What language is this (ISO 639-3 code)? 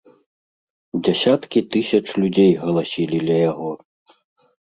bel